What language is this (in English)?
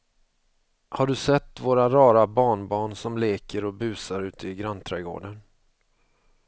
Swedish